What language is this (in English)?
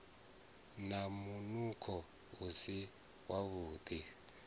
Venda